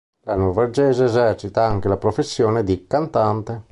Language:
Italian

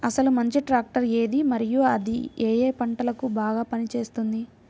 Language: Telugu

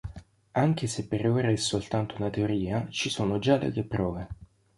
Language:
Italian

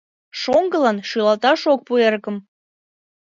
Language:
Mari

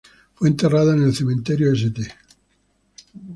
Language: Spanish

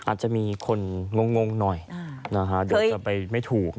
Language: Thai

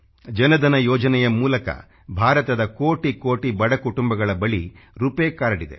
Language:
Kannada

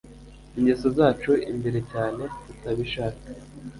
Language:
Kinyarwanda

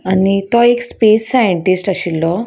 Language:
Konkani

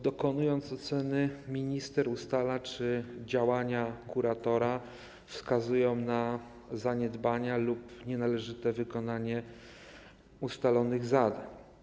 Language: Polish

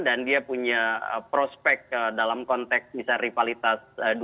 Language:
Indonesian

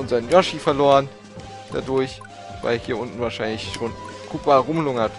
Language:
German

